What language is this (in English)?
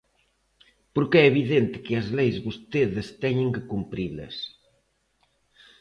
Galician